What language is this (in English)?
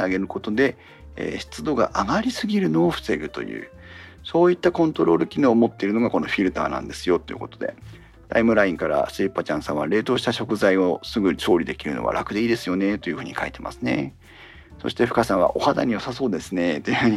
Japanese